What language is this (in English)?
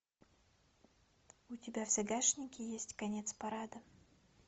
Russian